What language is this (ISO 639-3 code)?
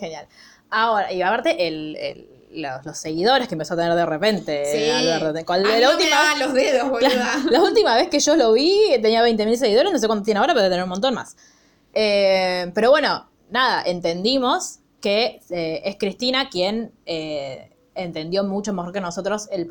spa